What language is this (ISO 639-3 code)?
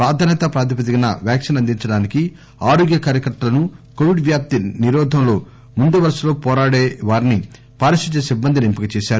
tel